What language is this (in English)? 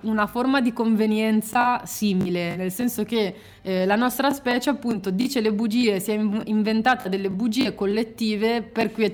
Italian